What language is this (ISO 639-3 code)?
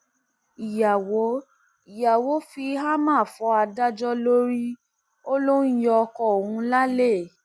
yor